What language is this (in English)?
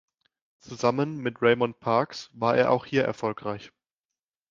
German